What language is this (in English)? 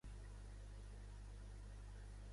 Catalan